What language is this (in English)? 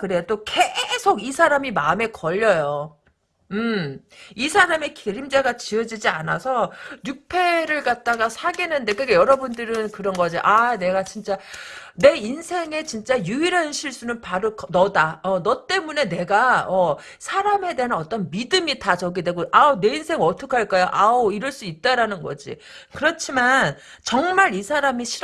Korean